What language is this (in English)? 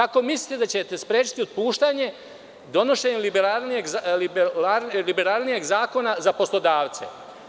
Serbian